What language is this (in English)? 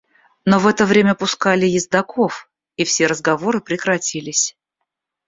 Russian